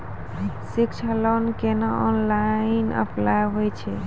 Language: Maithili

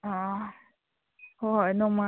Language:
Manipuri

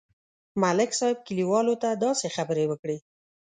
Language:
Pashto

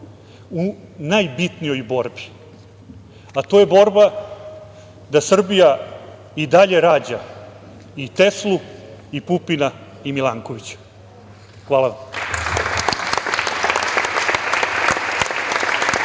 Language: Serbian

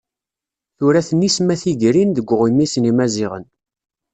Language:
Kabyle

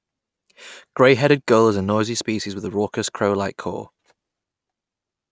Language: English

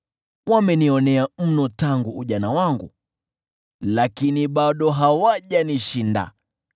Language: Swahili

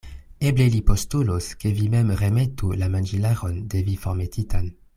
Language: Esperanto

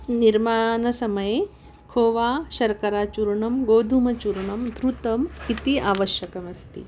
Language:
Sanskrit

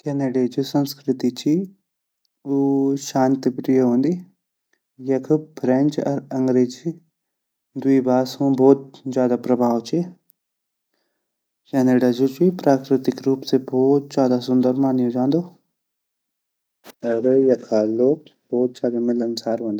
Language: Garhwali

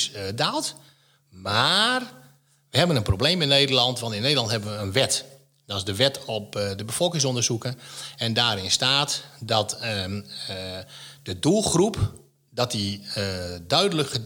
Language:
Dutch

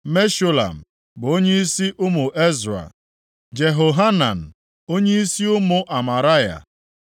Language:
Igbo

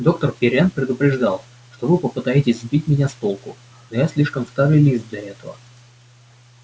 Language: Russian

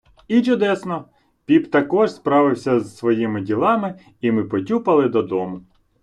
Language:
Ukrainian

